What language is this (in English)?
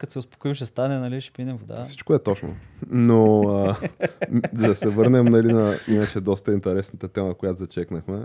Bulgarian